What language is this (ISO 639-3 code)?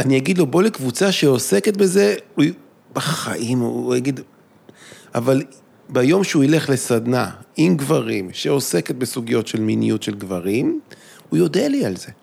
heb